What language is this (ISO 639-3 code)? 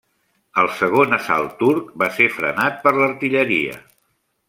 cat